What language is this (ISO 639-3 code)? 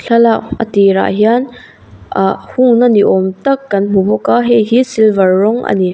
lus